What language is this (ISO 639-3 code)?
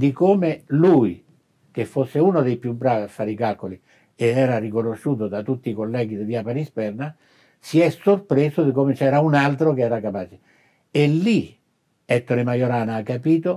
ita